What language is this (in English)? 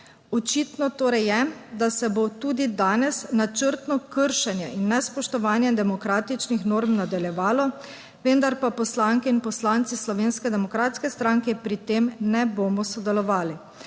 Slovenian